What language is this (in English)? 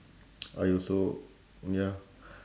English